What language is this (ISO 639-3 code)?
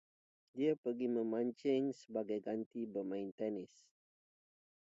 ind